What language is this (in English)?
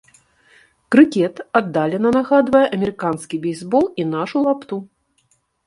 Belarusian